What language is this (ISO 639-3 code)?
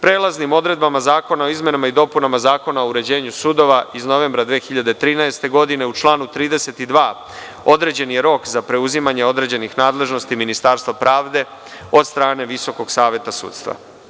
srp